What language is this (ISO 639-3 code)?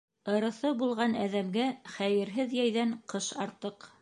bak